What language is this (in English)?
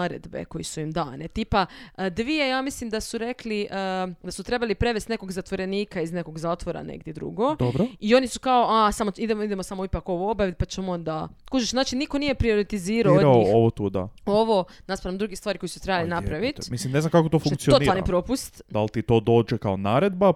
Croatian